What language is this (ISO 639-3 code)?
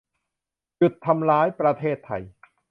tha